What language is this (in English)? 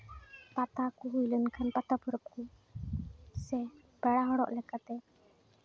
Santali